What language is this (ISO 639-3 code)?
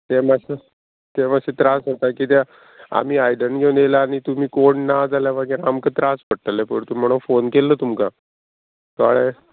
kok